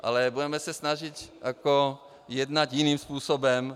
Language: Czech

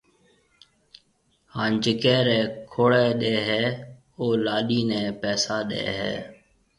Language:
Marwari (Pakistan)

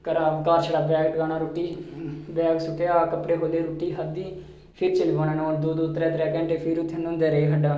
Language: Dogri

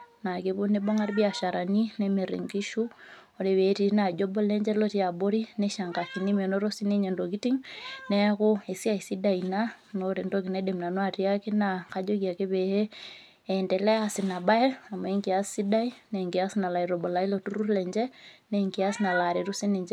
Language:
Masai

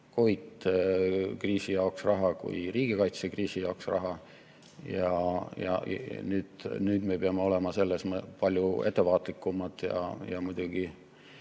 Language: Estonian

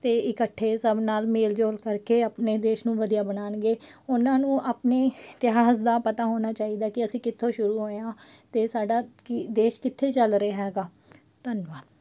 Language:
Punjabi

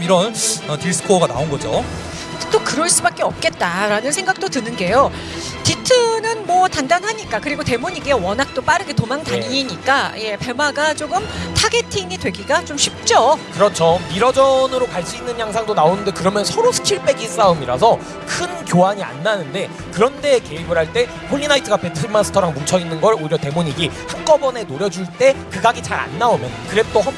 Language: Korean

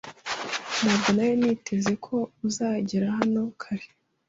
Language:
Kinyarwanda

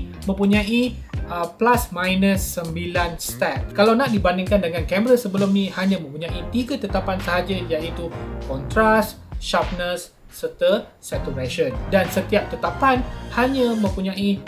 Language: Malay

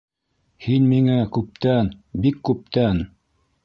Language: Bashkir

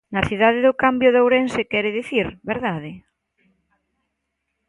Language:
Galician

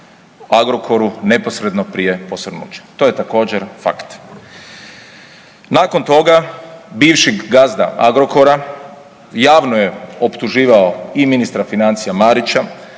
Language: Croatian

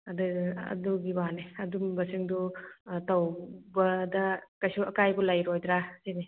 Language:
Manipuri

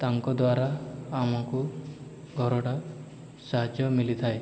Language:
Odia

